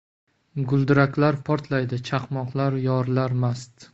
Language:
Uzbek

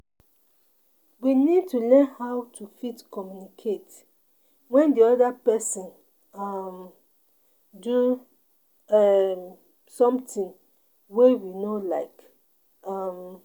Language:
Nigerian Pidgin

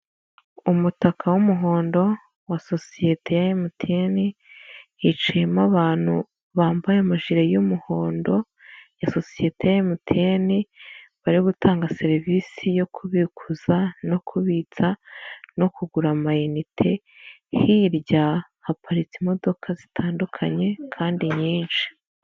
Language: Kinyarwanda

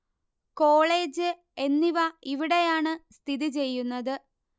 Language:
Malayalam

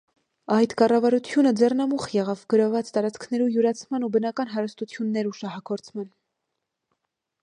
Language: Armenian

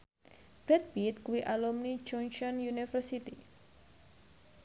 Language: Javanese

